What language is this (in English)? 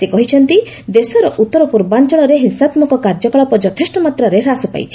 Odia